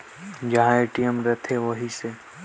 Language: Chhattisgarhi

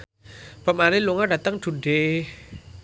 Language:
Javanese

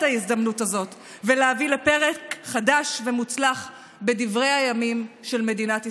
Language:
Hebrew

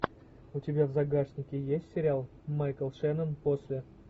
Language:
Russian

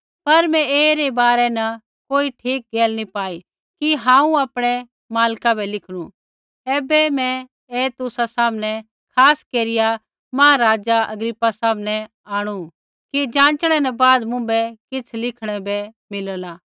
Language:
Kullu Pahari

